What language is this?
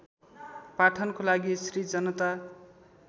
Nepali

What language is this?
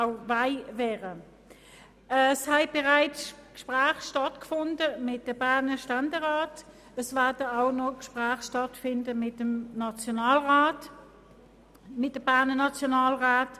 Swiss German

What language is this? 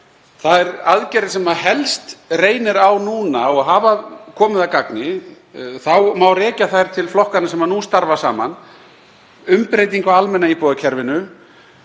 Icelandic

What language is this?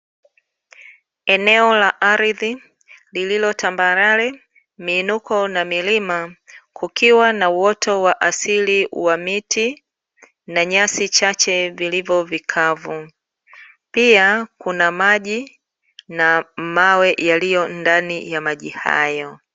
Swahili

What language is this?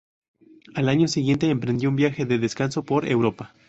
Spanish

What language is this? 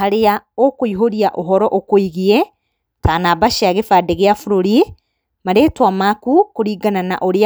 Kikuyu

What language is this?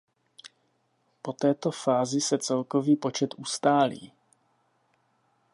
Czech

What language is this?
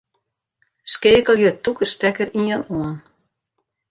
Western Frisian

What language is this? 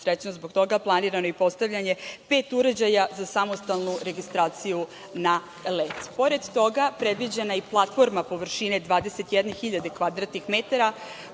Serbian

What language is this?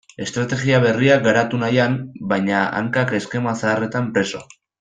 Basque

